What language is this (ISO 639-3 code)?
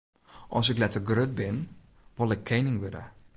fry